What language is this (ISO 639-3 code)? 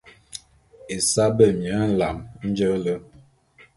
bum